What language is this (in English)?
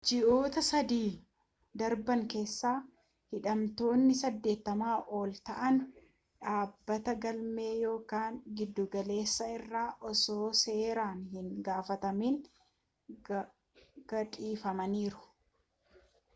Oromo